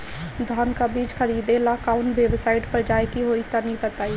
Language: Bhojpuri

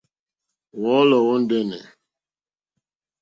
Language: Mokpwe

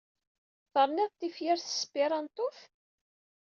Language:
Kabyle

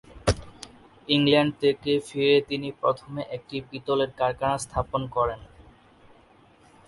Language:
Bangla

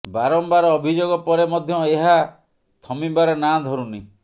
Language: Odia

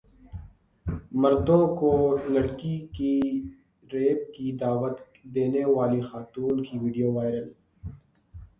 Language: Urdu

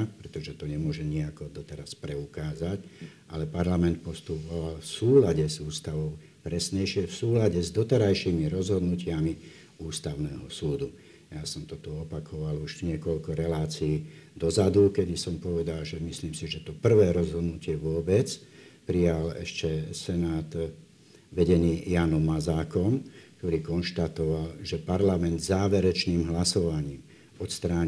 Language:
Slovak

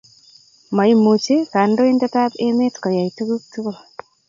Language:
Kalenjin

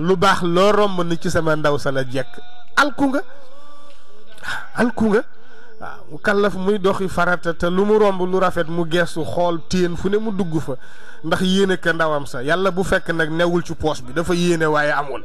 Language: Arabic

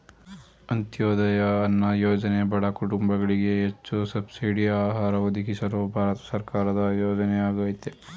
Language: Kannada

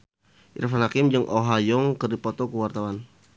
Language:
Sundanese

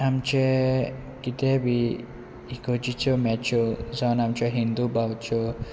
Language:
Konkani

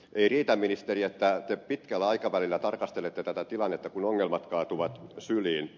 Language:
Finnish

